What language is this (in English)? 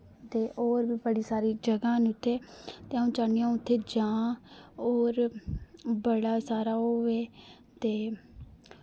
Dogri